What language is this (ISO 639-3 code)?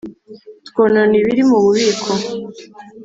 kin